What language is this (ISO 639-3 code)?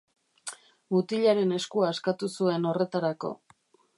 eus